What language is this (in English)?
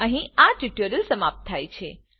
Gujarati